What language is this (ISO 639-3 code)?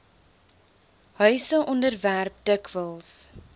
afr